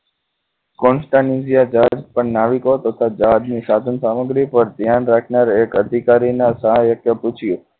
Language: Gujarati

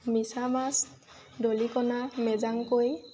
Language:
Assamese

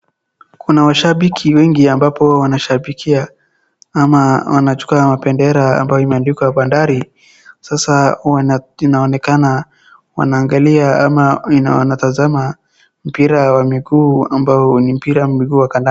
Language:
Swahili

